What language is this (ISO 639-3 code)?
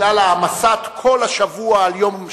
heb